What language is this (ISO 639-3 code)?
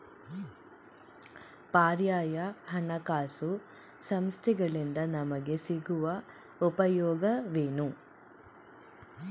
kan